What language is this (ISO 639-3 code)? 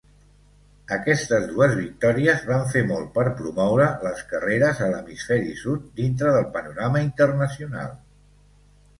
cat